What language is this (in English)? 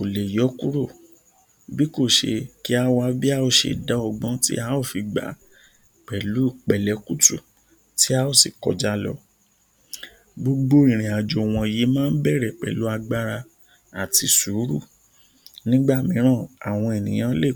Yoruba